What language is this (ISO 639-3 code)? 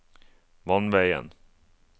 nor